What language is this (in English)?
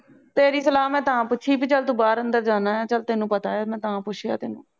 Punjabi